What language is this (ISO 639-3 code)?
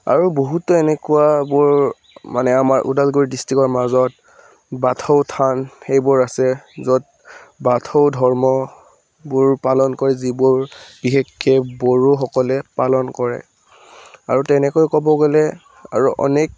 asm